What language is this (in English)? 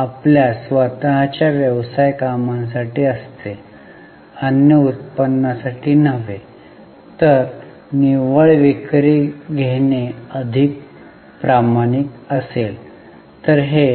Marathi